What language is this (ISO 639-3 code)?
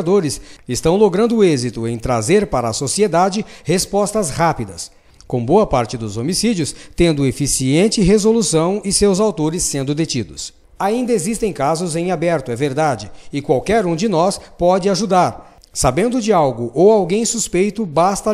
por